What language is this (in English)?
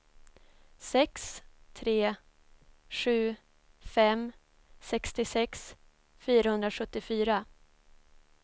Swedish